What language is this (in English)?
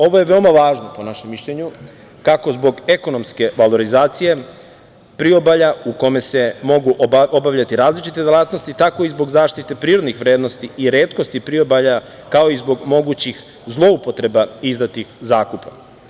Serbian